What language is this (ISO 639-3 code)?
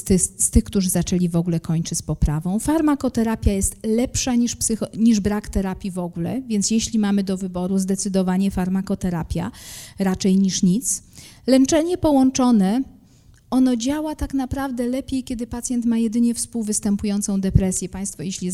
pol